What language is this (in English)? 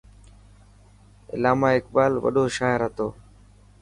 Dhatki